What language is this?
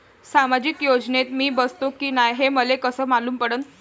Marathi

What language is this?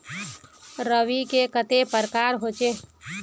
Magahi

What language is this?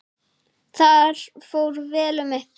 Icelandic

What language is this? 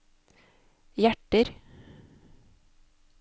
Norwegian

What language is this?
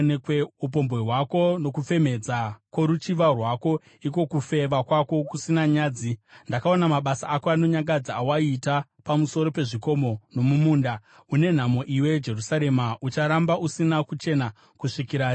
Shona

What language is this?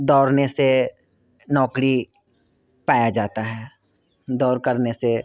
Hindi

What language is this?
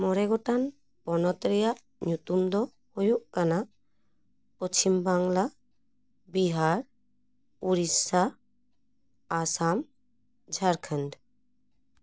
Santali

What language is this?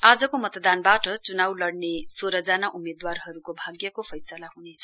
Nepali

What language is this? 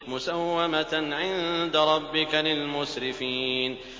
Arabic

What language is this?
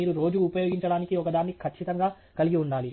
Telugu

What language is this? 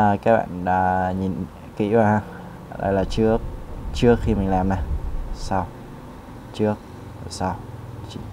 Vietnamese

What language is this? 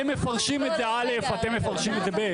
Hebrew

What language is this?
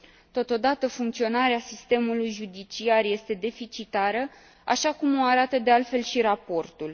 Romanian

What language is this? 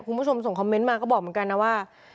Thai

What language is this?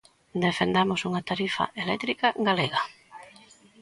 Galician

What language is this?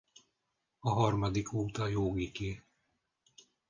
Hungarian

